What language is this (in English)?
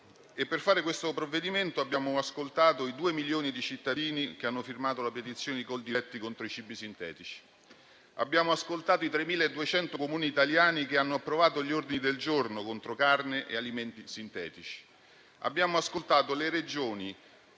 Italian